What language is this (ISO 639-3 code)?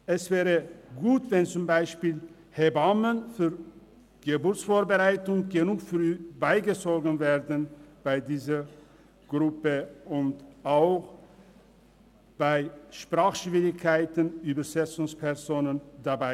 gsw